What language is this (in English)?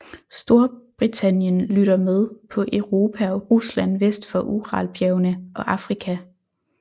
Danish